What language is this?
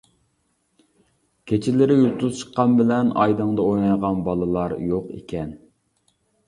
Uyghur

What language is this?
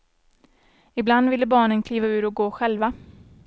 Swedish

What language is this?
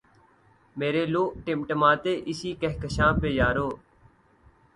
Urdu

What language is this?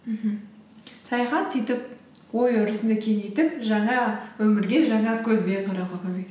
Kazakh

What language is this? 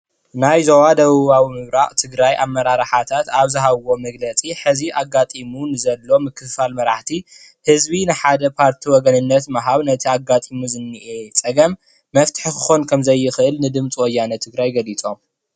Tigrinya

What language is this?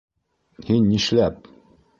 Bashkir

